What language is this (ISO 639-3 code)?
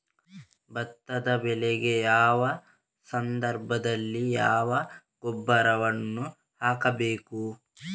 kan